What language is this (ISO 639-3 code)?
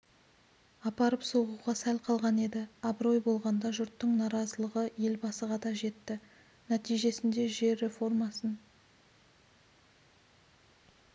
kaz